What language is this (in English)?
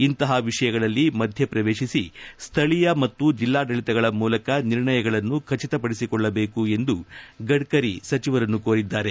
Kannada